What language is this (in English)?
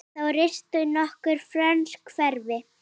Icelandic